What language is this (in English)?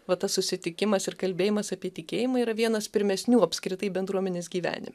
Lithuanian